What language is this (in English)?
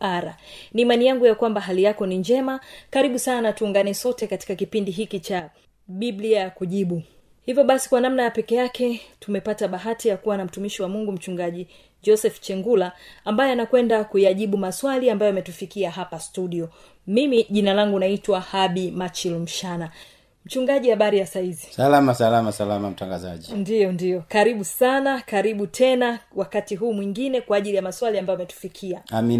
Swahili